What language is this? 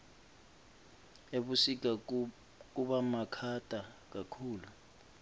Swati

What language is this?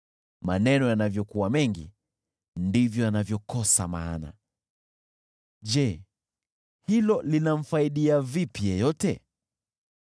Swahili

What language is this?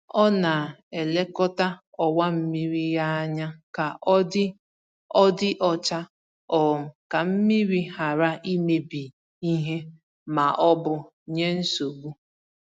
Igbo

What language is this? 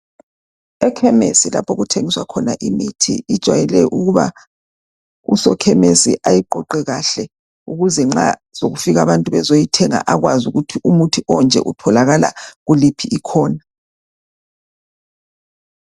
North Ndebele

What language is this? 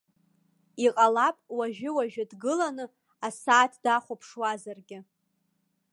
Abkhazian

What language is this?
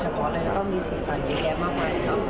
Thai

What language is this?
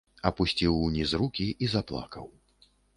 Belarusian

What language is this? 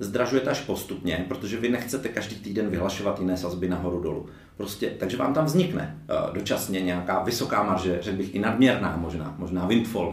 Czech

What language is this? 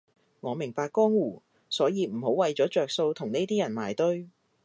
Cantonese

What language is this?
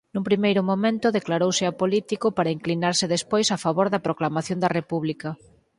Galician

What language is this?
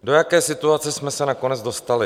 Czech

